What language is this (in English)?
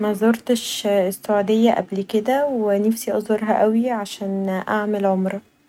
Egyptian Arabic